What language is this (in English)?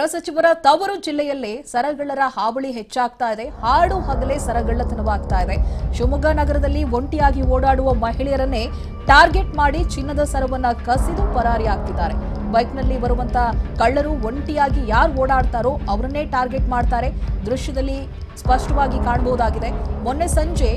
Romanian